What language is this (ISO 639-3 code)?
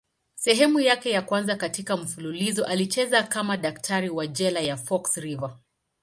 swa